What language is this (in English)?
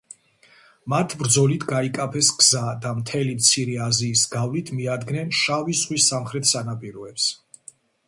Georgian